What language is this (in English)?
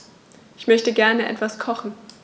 German